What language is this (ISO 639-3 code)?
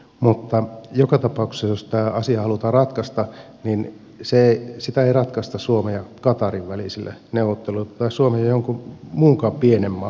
fin